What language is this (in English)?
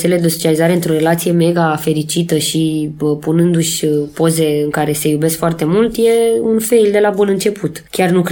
Romanian